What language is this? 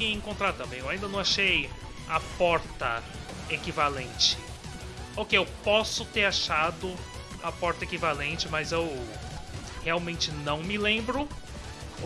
Portuguese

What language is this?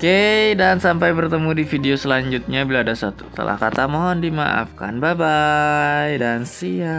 Indonesian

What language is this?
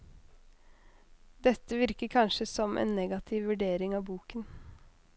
Norwegian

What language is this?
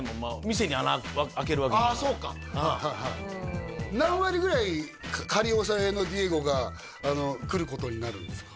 Japanese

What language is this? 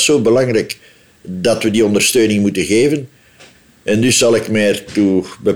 Dutch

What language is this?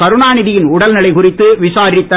Tamil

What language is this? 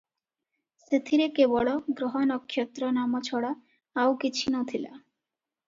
Odia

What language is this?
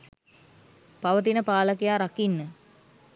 Sinhala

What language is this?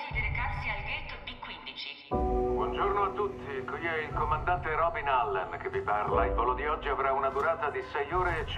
Italian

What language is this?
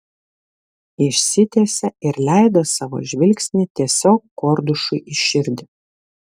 Lithuanian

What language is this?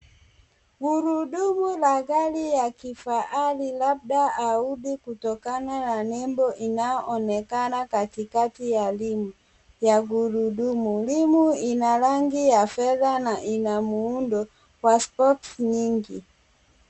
Swahili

